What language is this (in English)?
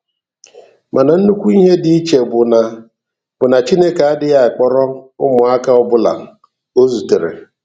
Igbo